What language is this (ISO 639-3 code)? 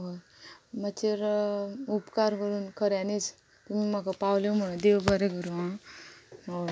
kok